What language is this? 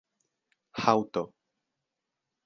Esperanto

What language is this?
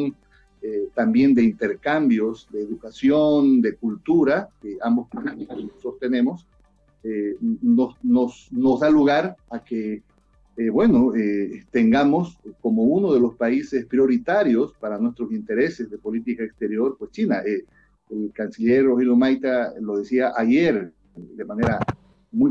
Spanish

